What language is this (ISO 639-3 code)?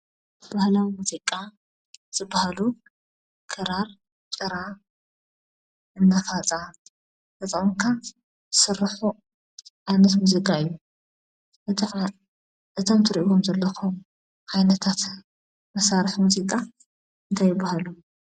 tir